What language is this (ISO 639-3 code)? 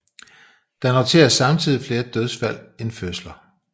dan